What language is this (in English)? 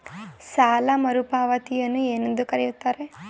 Kannada